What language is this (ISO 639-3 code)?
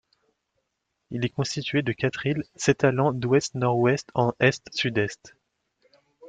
fra